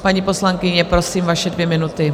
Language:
Czech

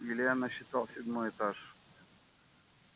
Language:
Russian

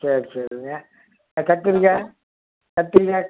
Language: Tamil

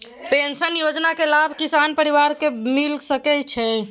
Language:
Maithili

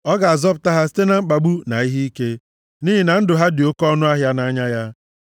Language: Igbo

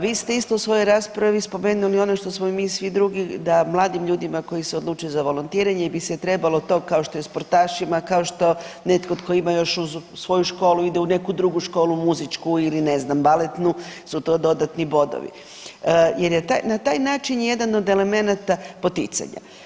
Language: Croatian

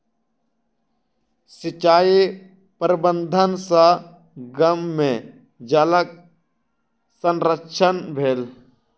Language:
Maithili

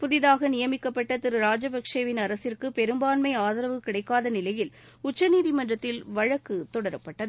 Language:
Tamil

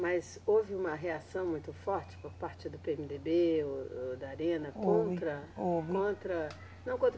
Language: Portuguese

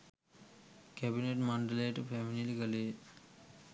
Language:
Sinhala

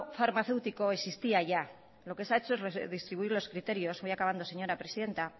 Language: Spanish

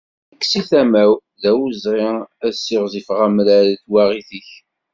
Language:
Kabyle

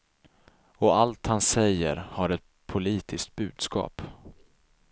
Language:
Swedish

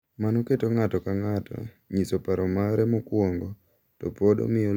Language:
Luo (Kenya and Tanzania)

